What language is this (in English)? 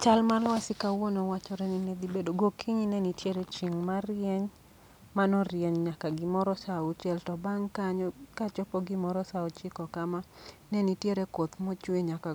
Luo (Kenya and Tanzania)